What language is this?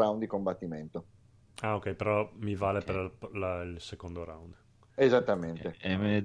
Italian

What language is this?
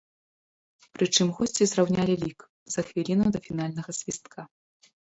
Belarusian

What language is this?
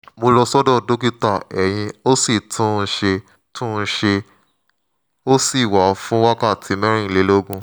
Yoruba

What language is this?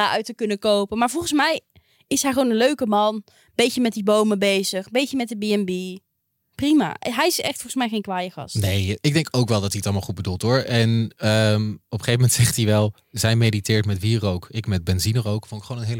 Dutch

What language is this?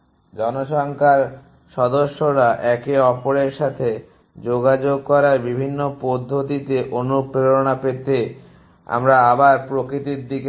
Bangla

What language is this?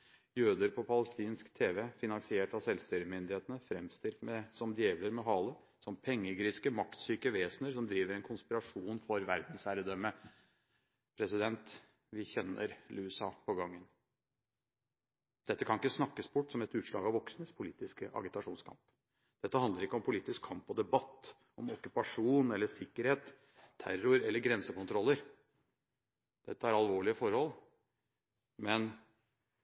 Norwegian Bokmål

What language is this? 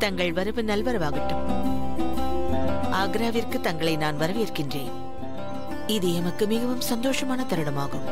Tamil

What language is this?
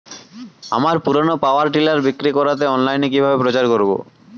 Bangla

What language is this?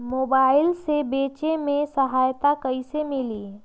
Magahi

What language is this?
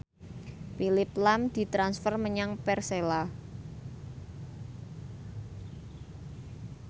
Javanese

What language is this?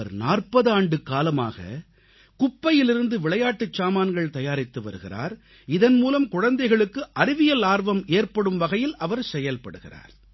Tamil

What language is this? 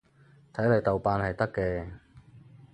Cantonese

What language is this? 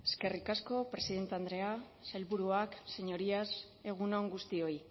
Basque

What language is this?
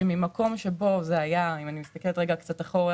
Hebrew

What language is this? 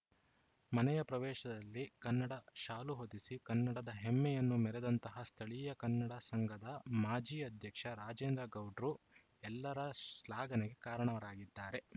Kannada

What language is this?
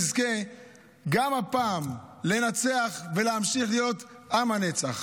Hebrew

